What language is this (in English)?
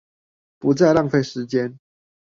Chinese